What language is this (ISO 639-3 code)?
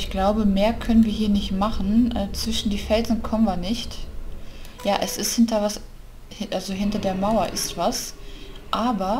deu